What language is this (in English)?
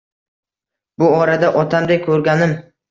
Uzbek